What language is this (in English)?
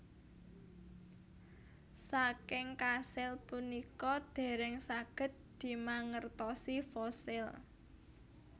Javanese